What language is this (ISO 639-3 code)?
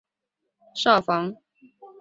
zho